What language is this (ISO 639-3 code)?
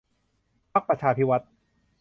tha